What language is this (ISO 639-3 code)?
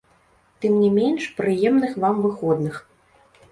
bel